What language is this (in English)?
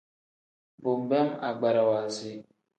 Tem